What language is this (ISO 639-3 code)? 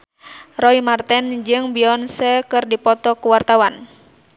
sun